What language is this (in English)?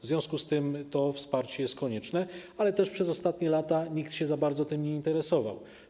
Polish